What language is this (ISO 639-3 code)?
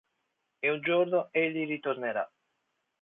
ita